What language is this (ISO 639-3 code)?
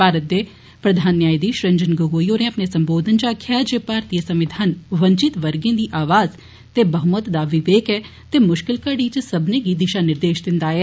doi